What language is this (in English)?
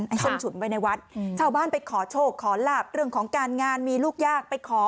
Thai